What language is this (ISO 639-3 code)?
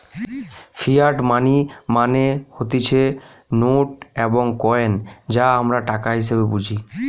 ben